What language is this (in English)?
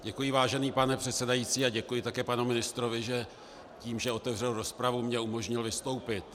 Czech